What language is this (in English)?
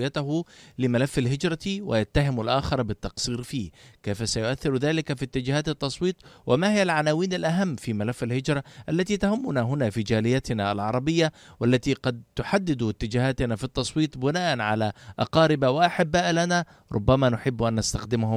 Arabic